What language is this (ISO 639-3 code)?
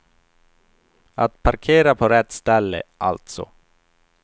swe